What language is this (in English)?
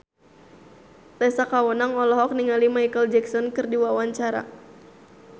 Sundanese